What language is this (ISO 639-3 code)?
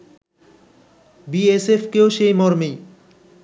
ben